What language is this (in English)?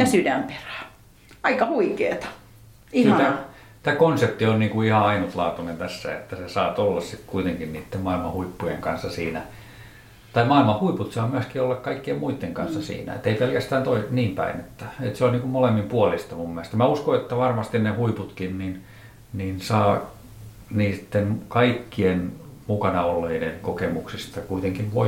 Finnish